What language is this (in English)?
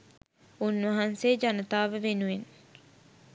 Sinhala